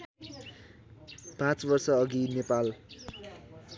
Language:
Nepali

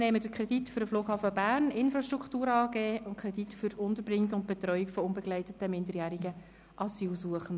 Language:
Swiss German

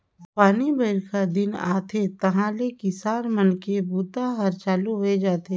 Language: Chhattisgarhi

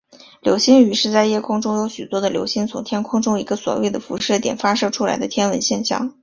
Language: Chinese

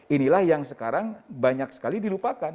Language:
Indonesian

